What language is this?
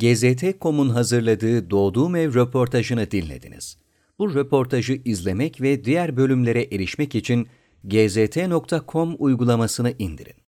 Turkish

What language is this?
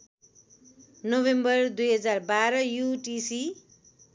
Nepali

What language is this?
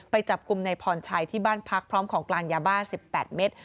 Thai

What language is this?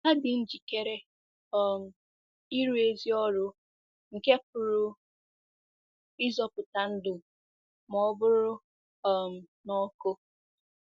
Igbo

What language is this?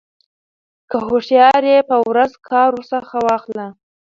Pashto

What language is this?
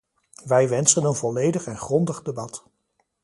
Dutch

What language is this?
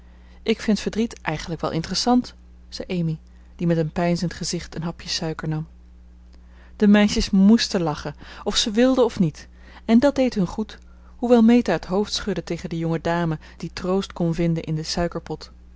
Dutch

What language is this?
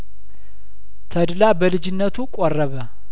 Amharic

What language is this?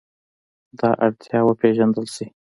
Pashto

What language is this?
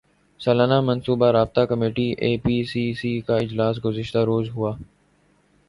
Urdu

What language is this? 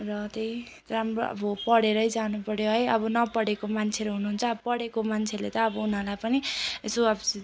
Nepali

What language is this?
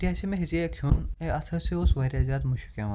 Kashmiri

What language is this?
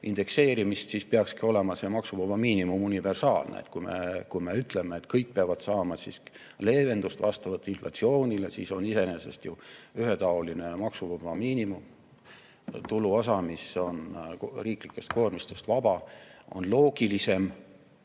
Estonian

